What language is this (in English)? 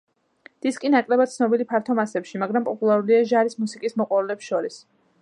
Georgian